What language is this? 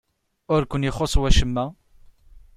Kabyle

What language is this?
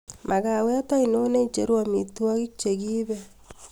Kalenjin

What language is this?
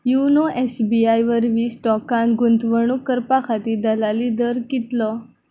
Konkani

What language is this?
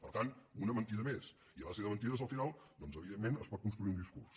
Catalan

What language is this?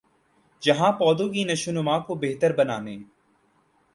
Urdu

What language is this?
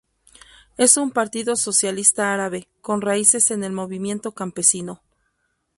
Spanish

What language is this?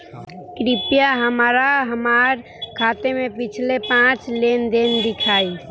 Bhojpuri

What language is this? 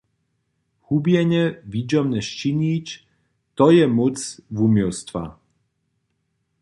Upper Sorbian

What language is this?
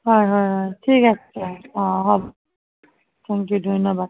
Assamese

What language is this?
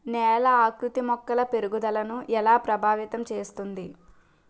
Telugu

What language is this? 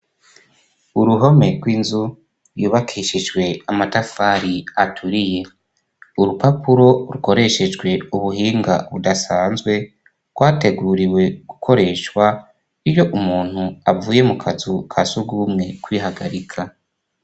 Rundi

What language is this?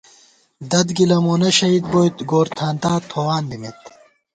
Gawar-Bati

